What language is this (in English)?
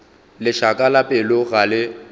Northern Sotho